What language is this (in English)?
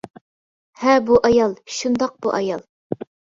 Uyghur